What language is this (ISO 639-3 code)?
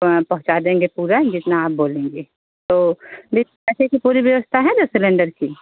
hin